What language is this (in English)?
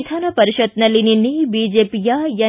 Kannada